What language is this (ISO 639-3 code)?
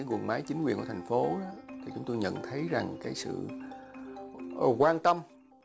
vie